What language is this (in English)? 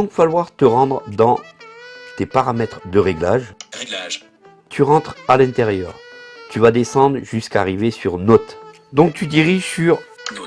French